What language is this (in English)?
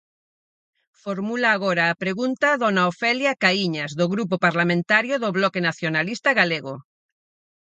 Galician